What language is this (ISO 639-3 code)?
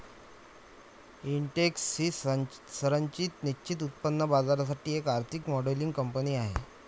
mar